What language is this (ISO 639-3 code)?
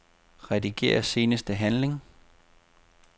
dan